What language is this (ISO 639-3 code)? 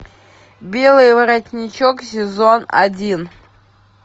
rus